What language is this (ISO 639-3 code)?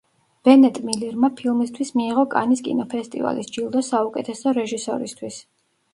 kat